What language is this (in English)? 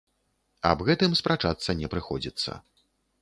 Belarusian